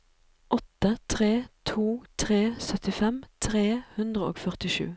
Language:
Norwegian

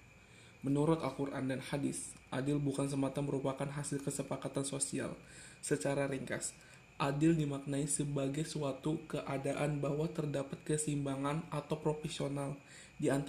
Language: Indonesian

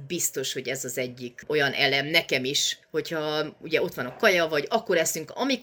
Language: Hungarian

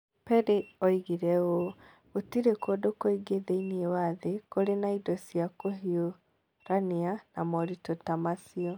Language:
Kikuyu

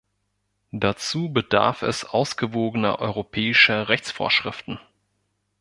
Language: German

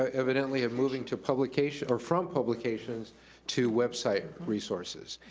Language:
English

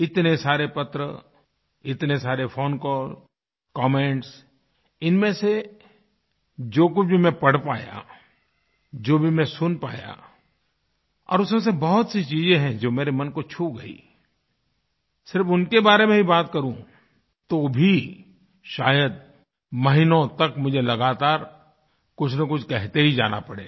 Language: Hindi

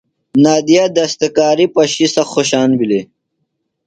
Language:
Phalura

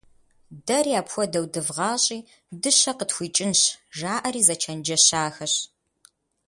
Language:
Kabardian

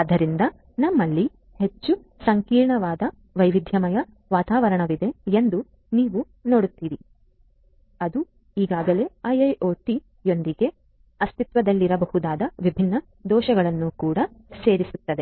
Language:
Kannada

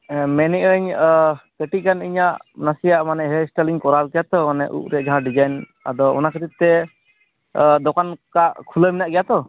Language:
Santali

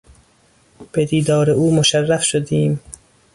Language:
Persian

